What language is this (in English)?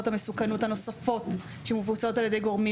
Hebrew